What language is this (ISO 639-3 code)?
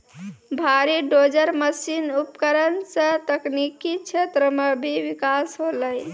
mai